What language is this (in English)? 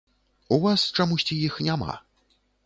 Belarusian